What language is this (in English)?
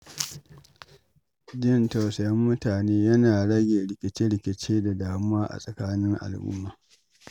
Hausa